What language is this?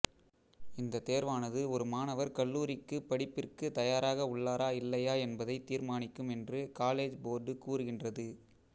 Tamil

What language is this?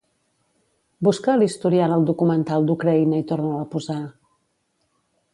Catalan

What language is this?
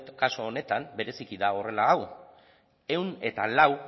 Basque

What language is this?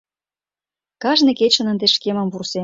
Mari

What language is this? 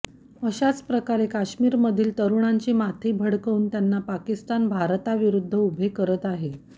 Marathi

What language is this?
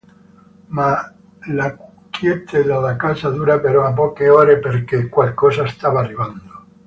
Italian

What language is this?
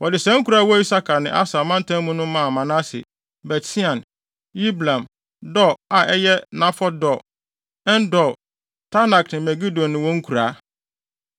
Akan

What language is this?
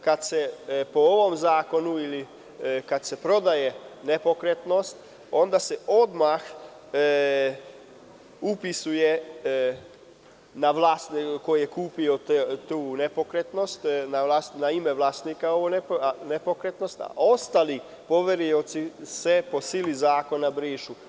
Serbian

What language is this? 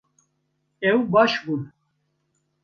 Kurdish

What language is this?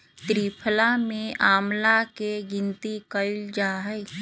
Magahi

